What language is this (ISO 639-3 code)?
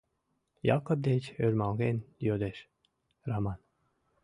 chm